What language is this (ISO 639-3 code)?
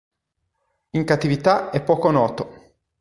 ita